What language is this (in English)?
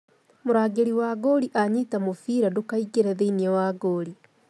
Kikuyu